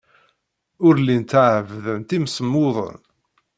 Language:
Kabyle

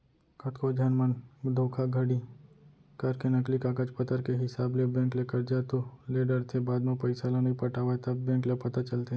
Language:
Chhattisgarhi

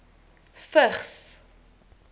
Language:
Afrikaans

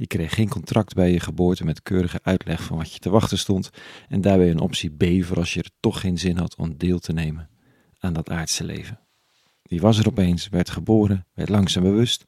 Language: Dutch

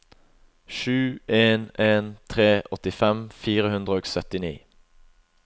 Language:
Norwegian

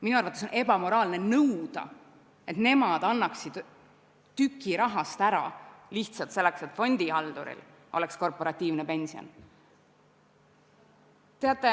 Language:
Estonian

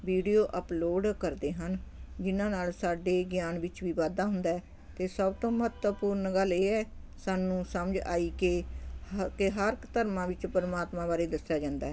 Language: Punjabi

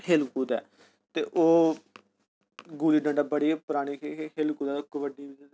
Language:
Dogri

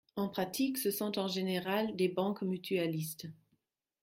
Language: French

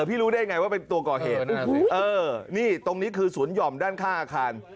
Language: Thai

